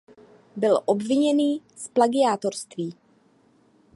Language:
Czech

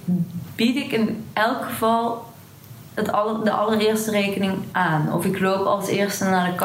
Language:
Dutch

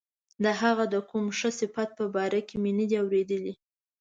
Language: Pashto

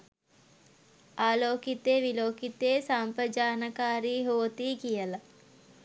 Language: Sinhala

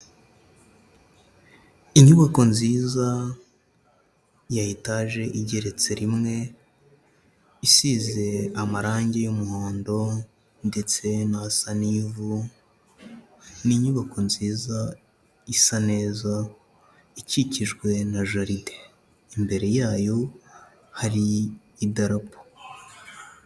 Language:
Kinyarwanda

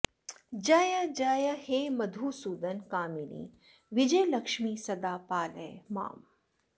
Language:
Sanskrit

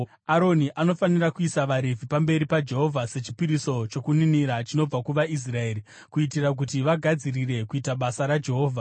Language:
Shona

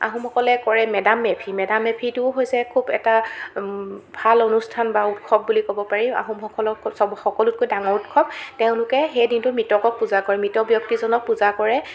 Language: Assamese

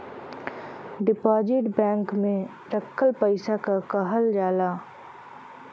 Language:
Bhojpuri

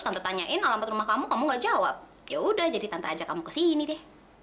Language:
Indonesian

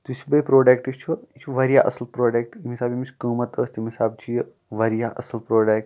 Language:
Kashmiri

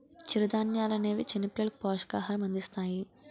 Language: Telugu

